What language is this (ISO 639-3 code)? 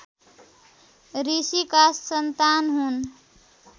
nep